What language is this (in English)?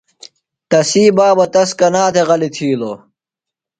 Phalura